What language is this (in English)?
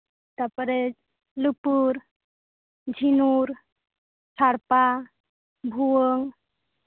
Santali